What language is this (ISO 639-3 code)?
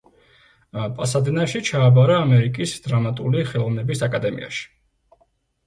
kat